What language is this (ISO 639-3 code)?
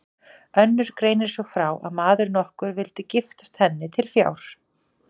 isl